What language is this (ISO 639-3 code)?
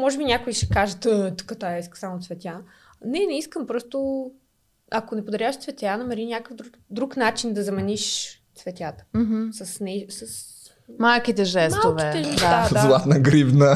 bul